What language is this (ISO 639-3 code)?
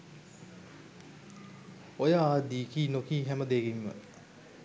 sin